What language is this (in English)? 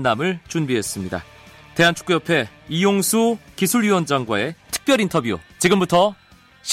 Korean